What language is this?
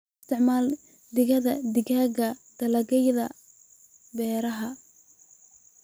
Somali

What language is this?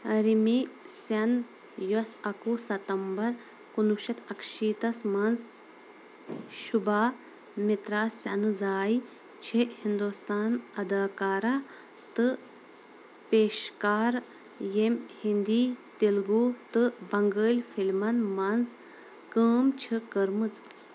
Kashmiri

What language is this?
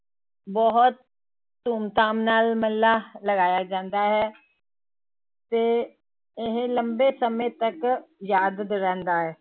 Punjabi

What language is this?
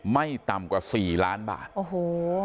Thai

